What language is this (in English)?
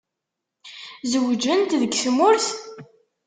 Kabyle